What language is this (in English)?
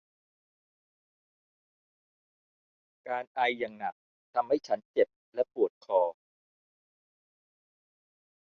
Thai